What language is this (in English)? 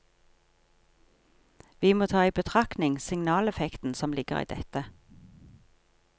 Norwegian